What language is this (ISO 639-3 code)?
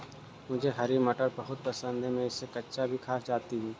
hin